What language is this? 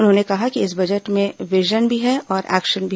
Hindi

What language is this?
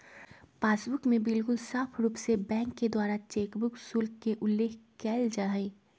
Magahi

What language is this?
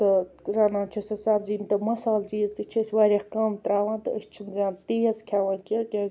Kashmiri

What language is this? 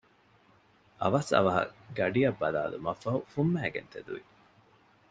Divehi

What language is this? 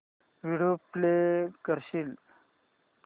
Marathi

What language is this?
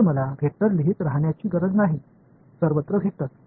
Marathi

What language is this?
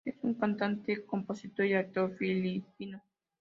Spanish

